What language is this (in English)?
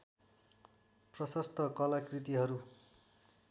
Nepali